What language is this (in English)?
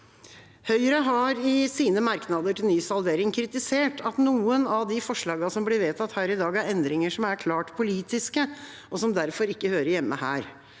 Norwegian